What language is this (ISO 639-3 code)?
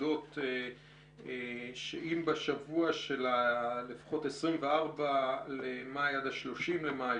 heb